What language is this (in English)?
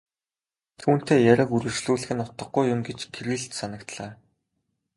Mongolian